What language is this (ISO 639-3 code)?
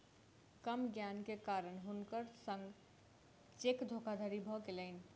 mai